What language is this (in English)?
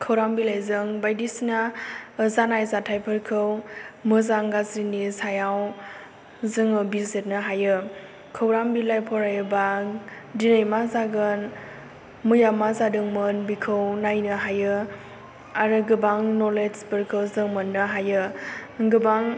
Bodo